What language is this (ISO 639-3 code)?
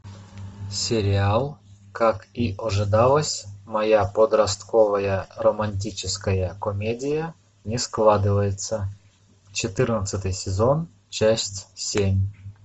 rus